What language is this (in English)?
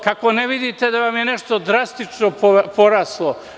Serbian